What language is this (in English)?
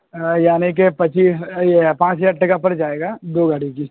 Urdu